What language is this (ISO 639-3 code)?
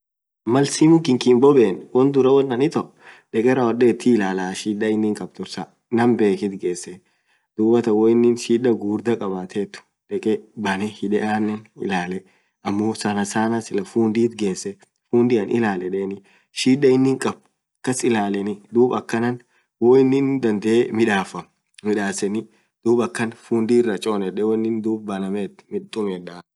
orc